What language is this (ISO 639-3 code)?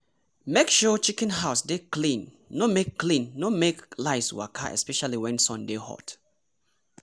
pcm